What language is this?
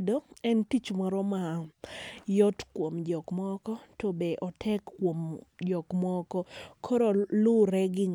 Luo (Kenya and Tanzania)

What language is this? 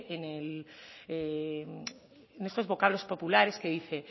Spanish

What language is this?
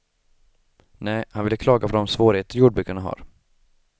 Swedish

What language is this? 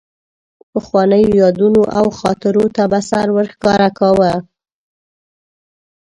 Pashto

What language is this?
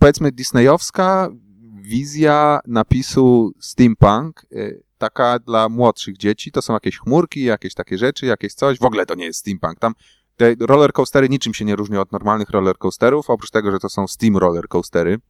Polish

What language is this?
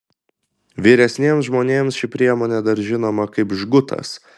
Lithuanian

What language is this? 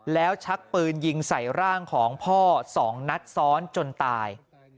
Thai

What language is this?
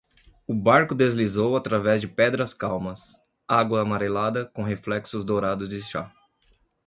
Portuguese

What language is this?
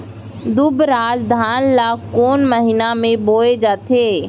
Chhattisgarhi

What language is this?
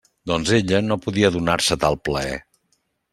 Catalan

